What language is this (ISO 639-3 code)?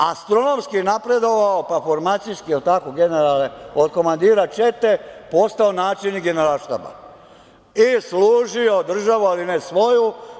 srp